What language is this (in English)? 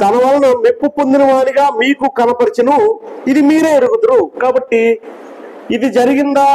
Telugu